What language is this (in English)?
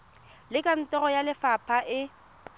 Tswana